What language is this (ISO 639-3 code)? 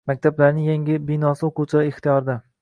uzb